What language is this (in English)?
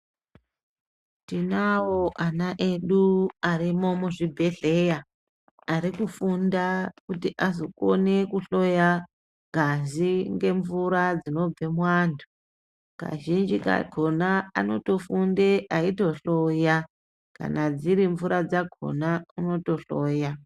Ndau